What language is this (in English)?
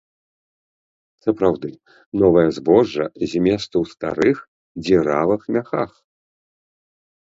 Belarusian